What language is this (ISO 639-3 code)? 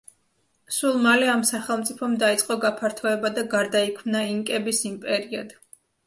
kat